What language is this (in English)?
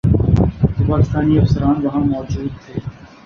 Urdu